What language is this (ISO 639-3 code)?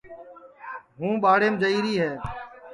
ssi